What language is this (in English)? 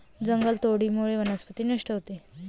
Marathi